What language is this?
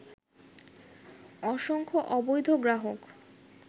Bangla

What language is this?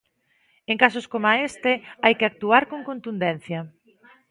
Galician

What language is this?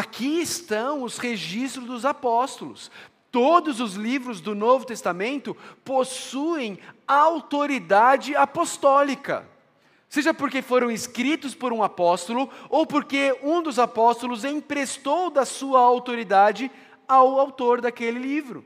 Portuguese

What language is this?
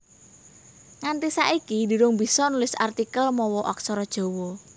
Javanese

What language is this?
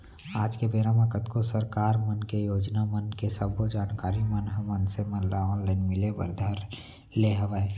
Chhattisgarhi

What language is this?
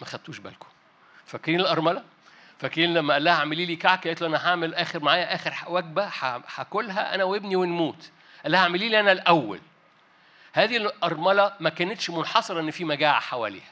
Arabic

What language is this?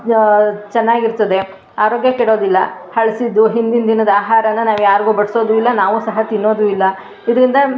Kannada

